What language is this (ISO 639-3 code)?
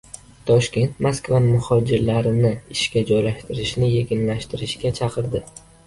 uzb